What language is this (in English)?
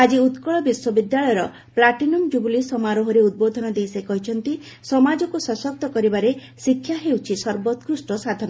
Odia